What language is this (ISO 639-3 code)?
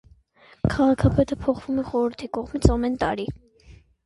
hye